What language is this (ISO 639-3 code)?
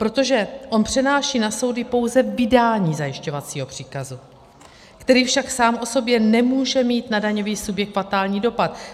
ces